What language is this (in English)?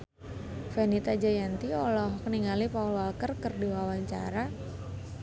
Sundanese